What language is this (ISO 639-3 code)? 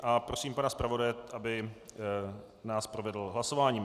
ces